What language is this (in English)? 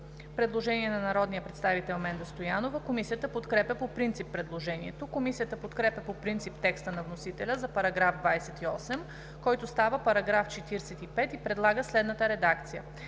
Bulgarian